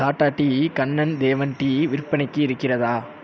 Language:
Tamil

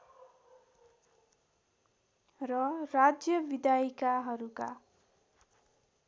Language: Nepali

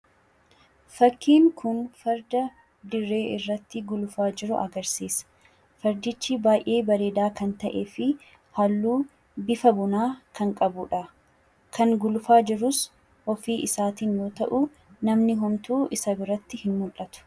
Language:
Oromo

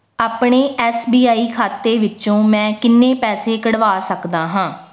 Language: Punjabi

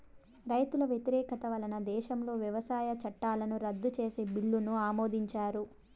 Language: Telugu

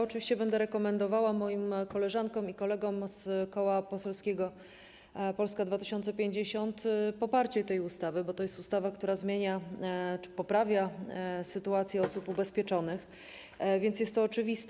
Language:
Polish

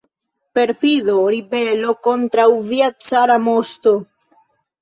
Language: Esperanto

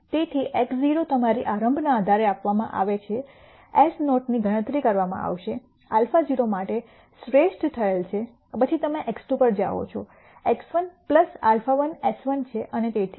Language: Gujarati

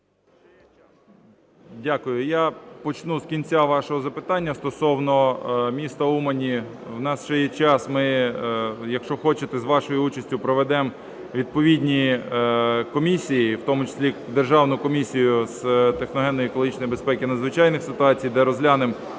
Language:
Ukrainian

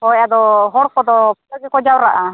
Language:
Santali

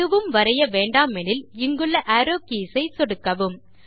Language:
Tamil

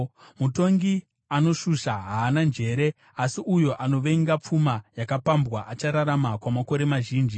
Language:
Shona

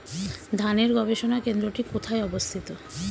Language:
Bangla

